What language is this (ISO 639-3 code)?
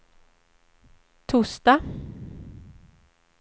swe